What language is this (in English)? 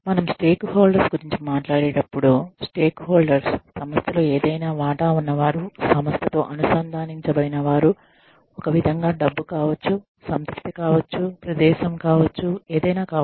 Telugu